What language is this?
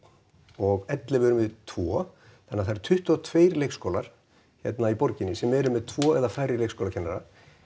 Icelandic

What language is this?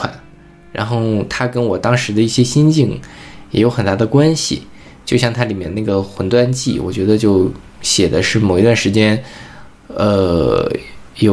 Chinese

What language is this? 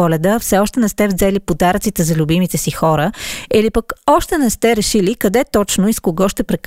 Bulgarian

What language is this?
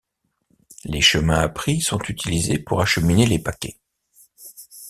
French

